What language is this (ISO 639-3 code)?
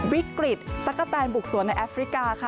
tha